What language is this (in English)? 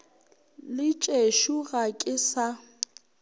Northern Sotho